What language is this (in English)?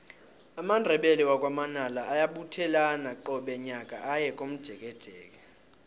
South Ndebele